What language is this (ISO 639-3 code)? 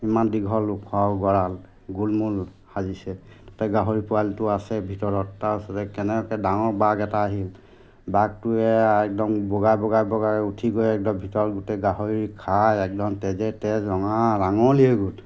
asm